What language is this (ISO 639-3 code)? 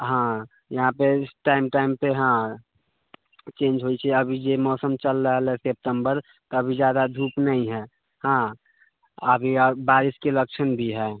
mai